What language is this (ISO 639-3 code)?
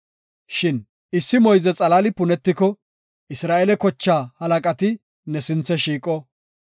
gof